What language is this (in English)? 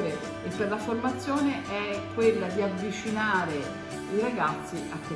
Italian